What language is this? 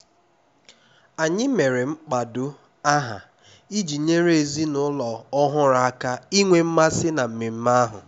Igbo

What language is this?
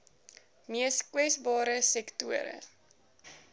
Afrikaans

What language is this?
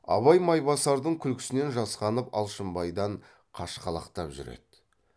Kazakh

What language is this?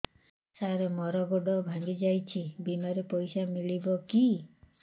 Odia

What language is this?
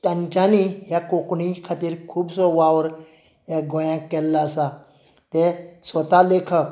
Konkani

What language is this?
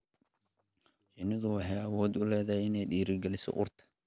Somali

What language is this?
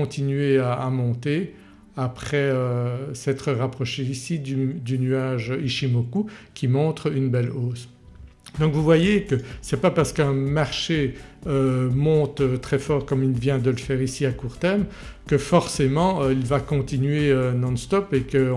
French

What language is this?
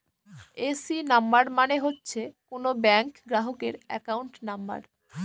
Bangla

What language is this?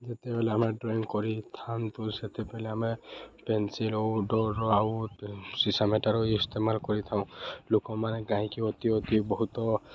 Odia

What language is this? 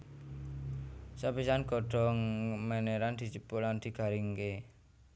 Javanese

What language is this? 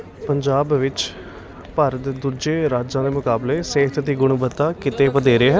Punjabi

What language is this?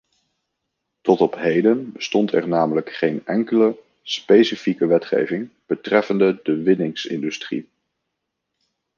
Dutch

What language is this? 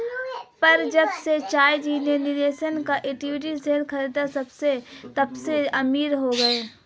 Hindi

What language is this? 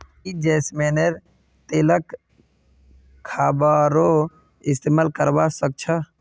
Magahi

